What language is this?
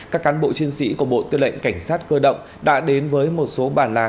Vietnamese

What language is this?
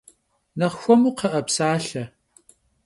Kabardian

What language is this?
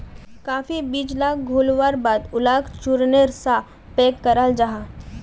Magahi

